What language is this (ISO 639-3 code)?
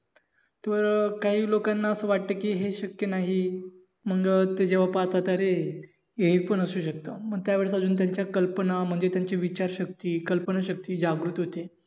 mar